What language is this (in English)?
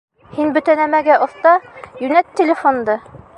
Bashkir